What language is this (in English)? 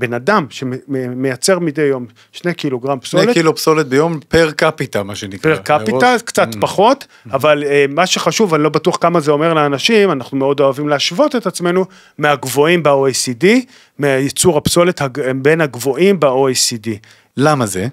Hebrew